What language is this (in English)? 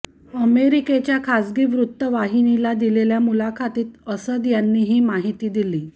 Marathi